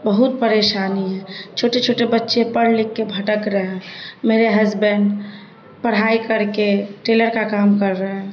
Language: Urdu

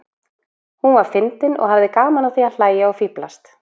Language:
Icelandic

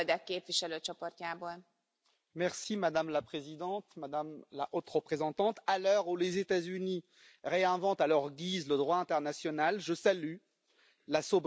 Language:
French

